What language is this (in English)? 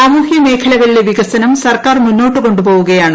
Malayalam